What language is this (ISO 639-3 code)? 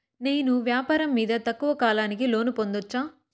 tel